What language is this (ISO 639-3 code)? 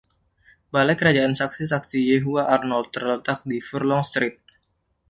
ind